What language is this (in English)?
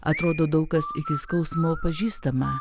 Lithuanian